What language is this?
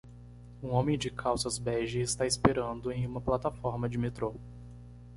Portuguese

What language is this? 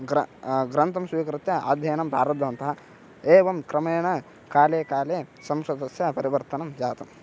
Sanskrit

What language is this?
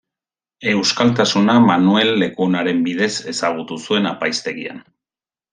Basque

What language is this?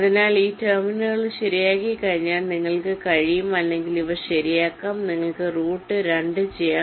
Malayalam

